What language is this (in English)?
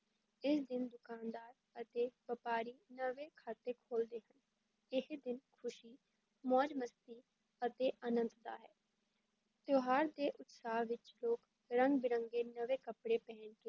Punjabi